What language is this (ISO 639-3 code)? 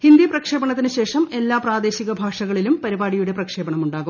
mal